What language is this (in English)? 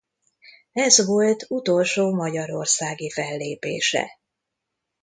Hungarian